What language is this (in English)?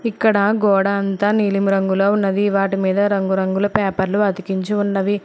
Telugu